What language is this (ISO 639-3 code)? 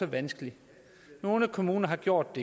dan